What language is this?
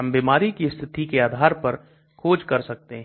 Hindi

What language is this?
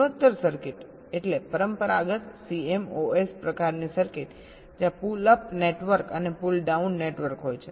Gujarati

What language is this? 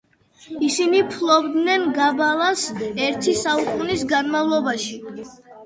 Georgian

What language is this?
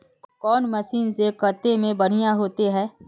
Magahi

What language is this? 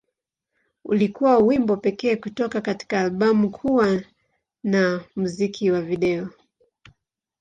Swahili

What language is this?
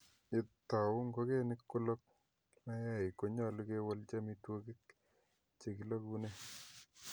Kalenjin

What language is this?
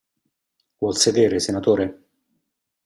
Italian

